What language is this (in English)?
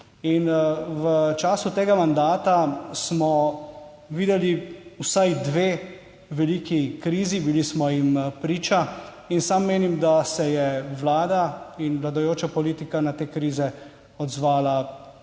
Slovenian